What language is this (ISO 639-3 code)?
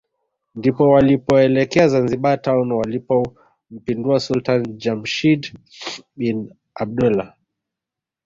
swa